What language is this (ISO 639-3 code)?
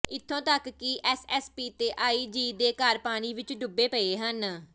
pan